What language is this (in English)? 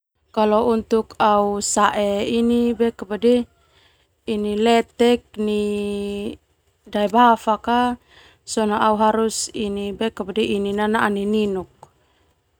Termanu